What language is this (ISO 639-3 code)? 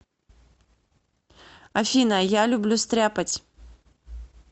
rus